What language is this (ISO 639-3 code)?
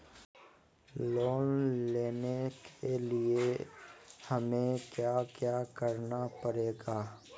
mag